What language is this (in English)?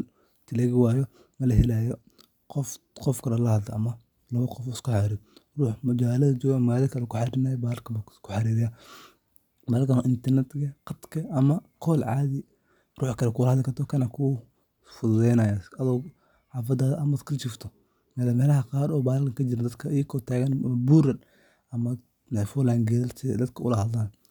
Somali